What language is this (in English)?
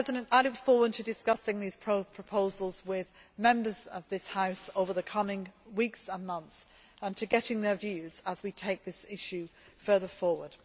English